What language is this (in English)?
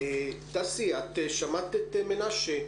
Hebrew